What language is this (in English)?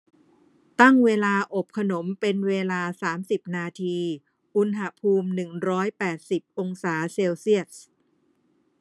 Thai